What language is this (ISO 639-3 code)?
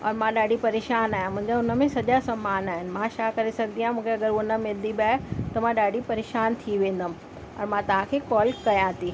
snd